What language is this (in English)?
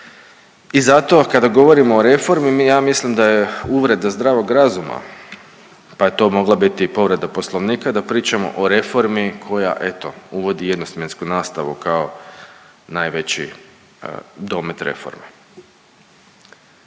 Croatian